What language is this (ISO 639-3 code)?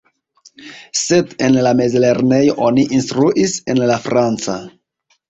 epo